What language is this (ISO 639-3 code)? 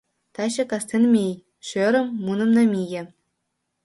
chm